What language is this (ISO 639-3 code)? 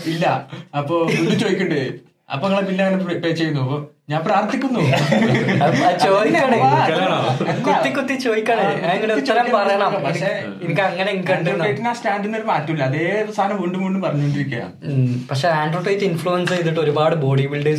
mal